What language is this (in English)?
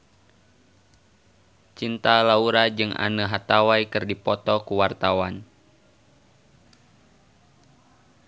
Sundanese